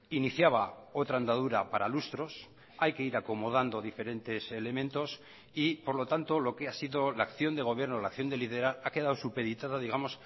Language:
Spanish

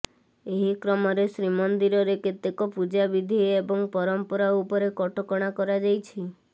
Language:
Odia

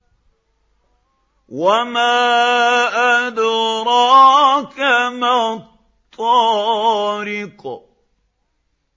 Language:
Arabic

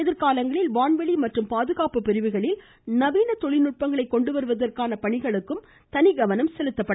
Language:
Tamil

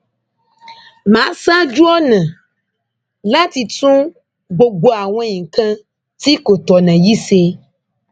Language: Yoruba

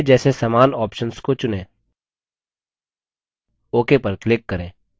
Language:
Hindi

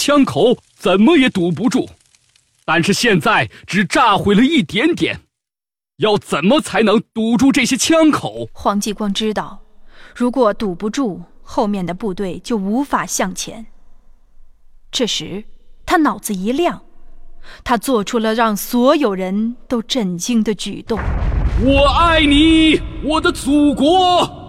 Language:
Chinese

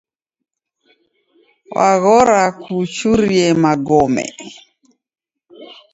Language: Taita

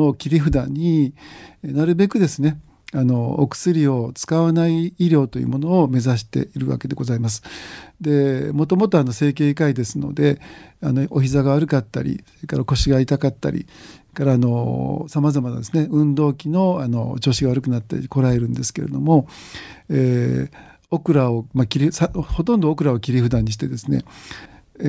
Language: Japanese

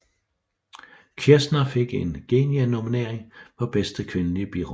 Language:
Danish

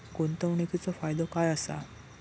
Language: Marathi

